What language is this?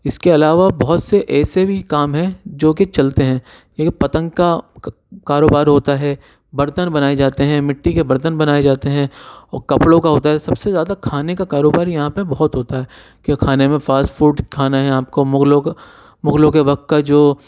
Urdu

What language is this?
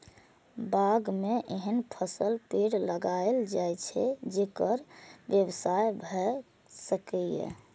Maithili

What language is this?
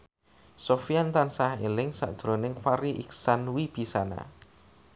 Javanese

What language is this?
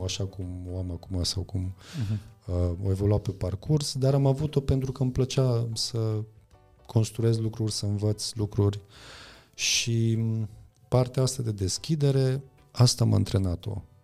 Romanian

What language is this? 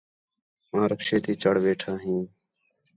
Khetrani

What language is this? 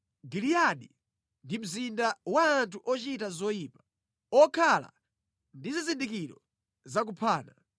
Nyanja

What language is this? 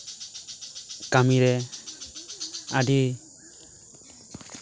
Santali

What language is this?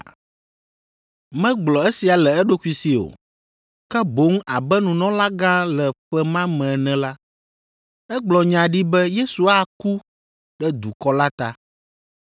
Ewe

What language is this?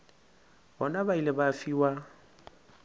Northern Sotho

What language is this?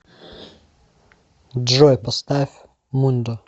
Russian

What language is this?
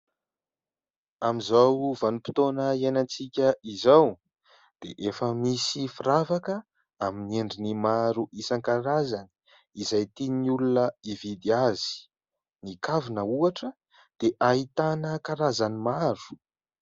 Malagasy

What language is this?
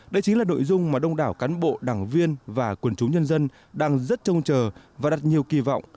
Vietnamese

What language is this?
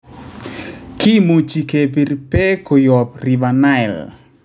Kalenjin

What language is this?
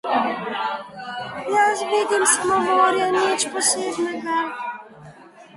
Slovenian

